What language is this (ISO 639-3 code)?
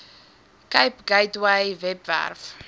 afr